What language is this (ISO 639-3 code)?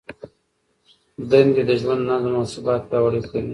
pus